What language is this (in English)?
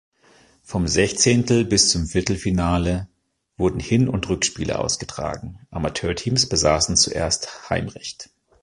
German